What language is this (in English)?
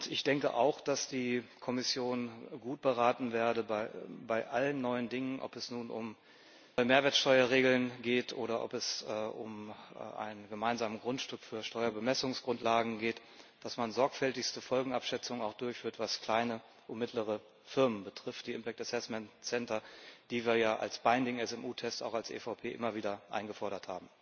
German